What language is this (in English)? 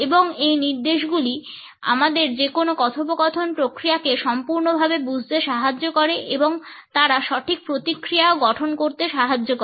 Bangla